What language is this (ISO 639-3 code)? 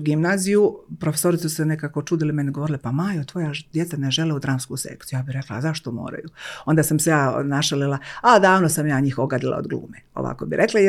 hrv